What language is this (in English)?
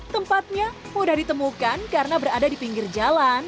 Indonesian